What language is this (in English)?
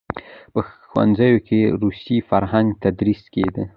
Pashto